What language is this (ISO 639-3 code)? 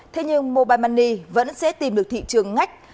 vie